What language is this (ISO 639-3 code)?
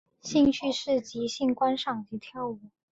zho